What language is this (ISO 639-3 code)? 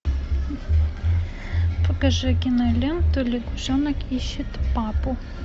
rus